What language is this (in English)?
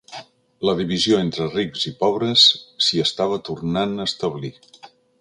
Catalan